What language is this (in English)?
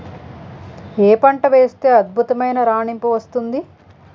Telugu